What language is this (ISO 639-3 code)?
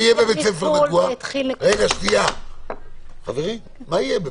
heb